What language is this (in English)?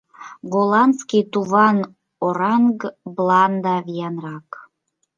Mari